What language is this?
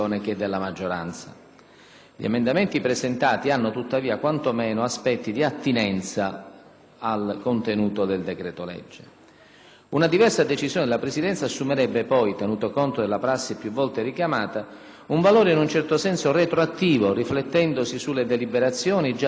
Italian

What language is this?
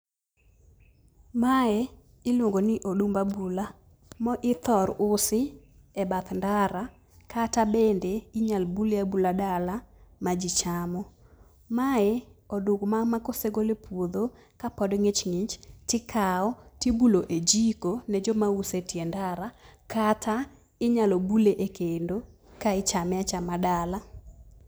Luo (Kenya and Tanzania)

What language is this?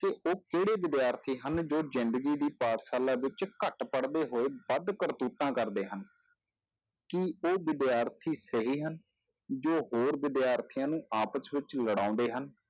Punjabi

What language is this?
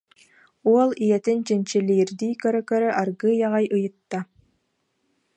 Yakut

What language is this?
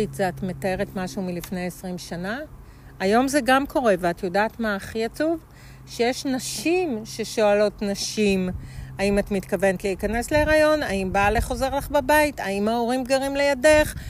Hebrew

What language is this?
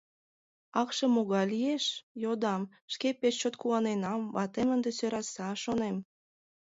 Mari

